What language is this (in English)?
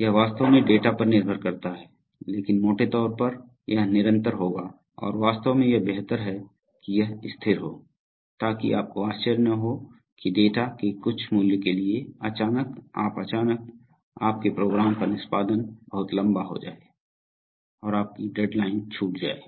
Hindi